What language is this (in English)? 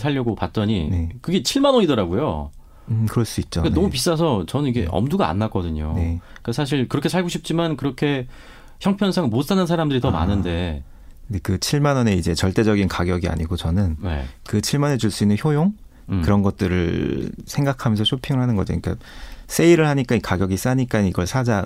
Korean